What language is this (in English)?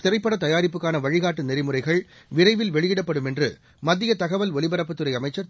Tamil